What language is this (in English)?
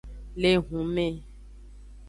Aja (Benin)